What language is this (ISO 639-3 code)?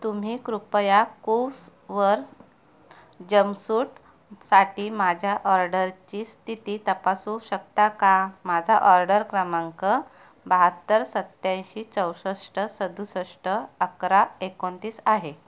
mar